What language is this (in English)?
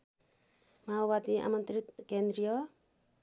Nepali